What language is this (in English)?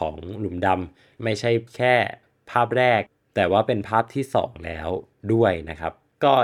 Thai